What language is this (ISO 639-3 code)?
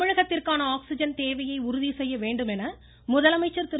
tam